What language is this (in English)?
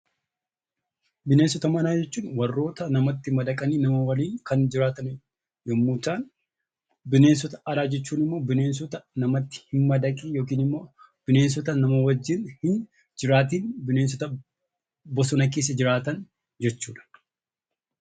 Oromo